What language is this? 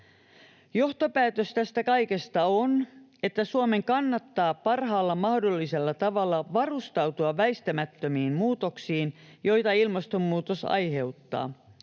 Finnish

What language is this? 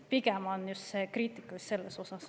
Estonian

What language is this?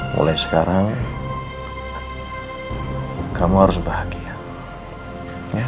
Indonesian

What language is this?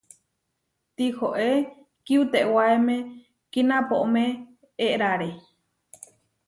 Huarijio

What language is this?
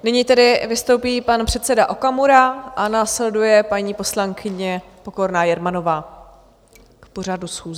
Czech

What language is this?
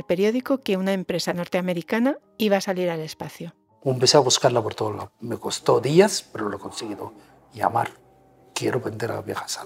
Spanish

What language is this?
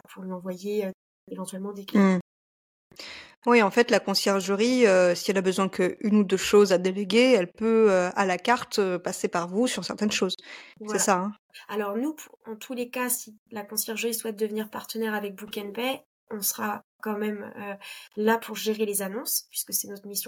French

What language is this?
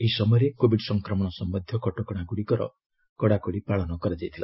Odia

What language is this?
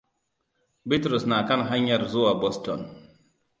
Hausa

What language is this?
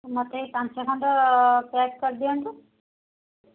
Odia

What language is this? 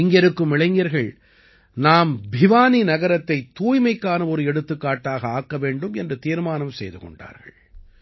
Tamil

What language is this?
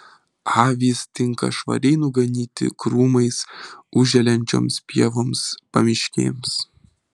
Lithuanian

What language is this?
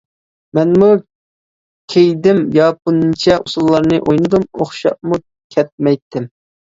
Uyghur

